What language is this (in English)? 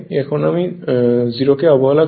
Bangla